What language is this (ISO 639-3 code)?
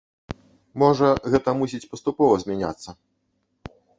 bel